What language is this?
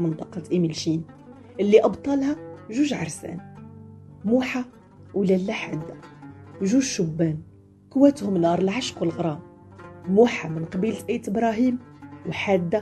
Arabic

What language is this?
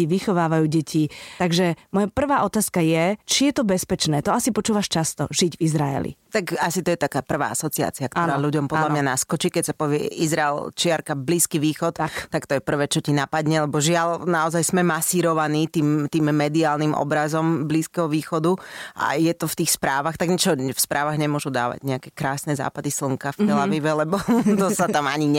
Slovak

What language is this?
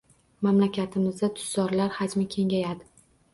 Uzbek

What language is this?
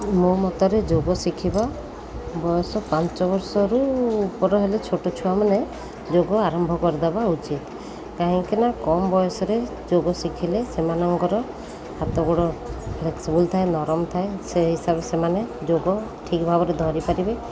Odia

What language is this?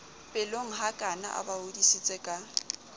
Southern Sotho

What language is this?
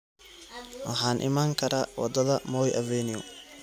Somali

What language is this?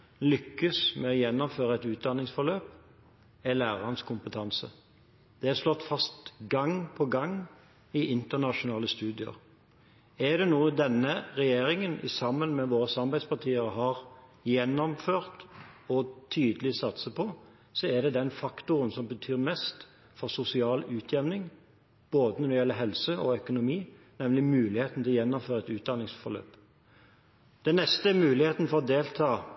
Norwegian Bokmål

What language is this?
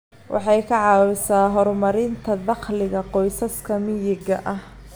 Somali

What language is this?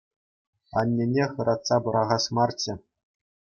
Chuvash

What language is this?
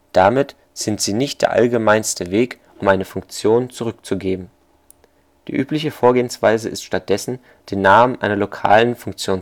German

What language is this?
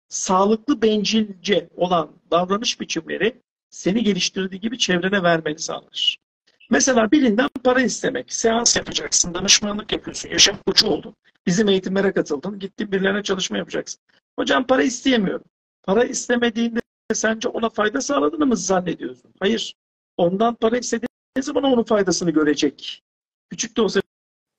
Turkish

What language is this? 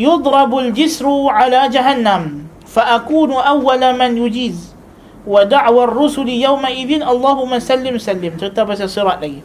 Malay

